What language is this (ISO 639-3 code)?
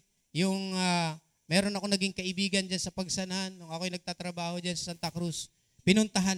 fil